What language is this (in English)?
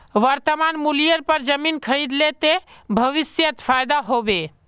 Magahi